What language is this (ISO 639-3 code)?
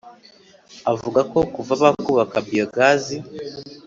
kin